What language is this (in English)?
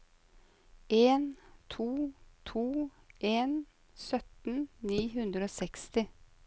Norwegian